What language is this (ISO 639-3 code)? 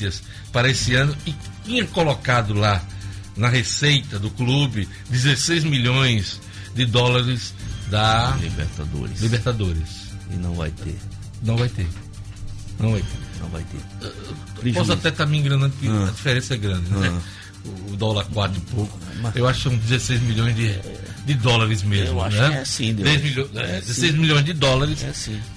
por